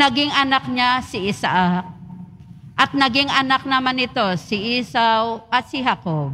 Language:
Filipino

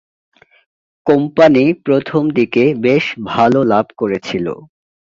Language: Bangla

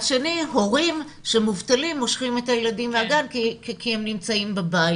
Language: Hebrew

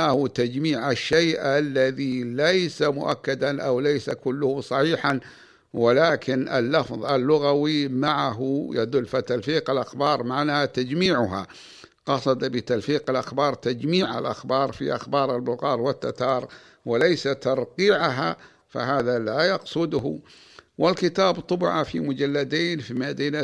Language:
Arabic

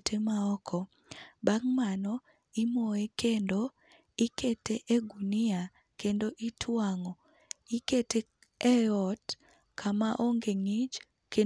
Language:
Luo (Kenya and Tanzania)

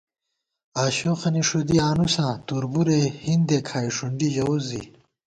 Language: Gawar-Bati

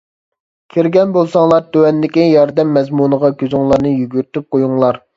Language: Uyghur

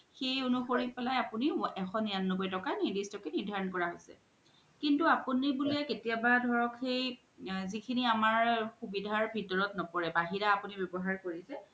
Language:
Assamese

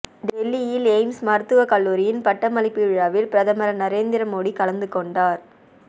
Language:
Tamil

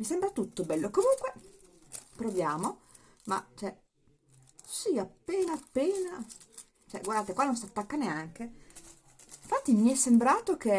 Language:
Italian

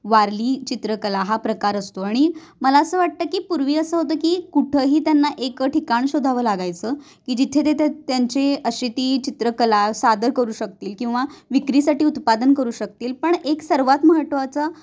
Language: Marathi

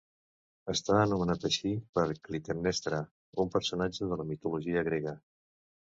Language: Catalan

